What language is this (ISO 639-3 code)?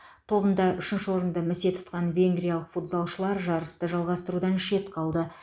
kaz